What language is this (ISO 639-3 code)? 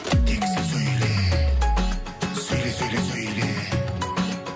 kaz